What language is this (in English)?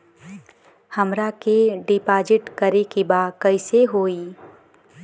Bhojpuri